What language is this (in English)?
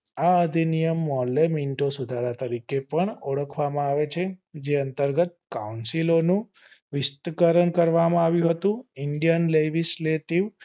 Gujarati